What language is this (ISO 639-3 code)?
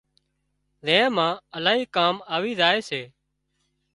kxp